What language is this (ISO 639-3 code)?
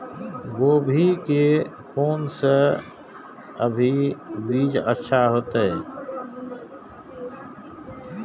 mai